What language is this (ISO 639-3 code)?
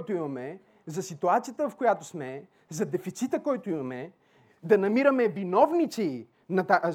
bul